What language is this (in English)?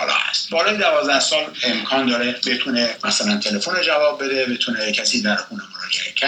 Persian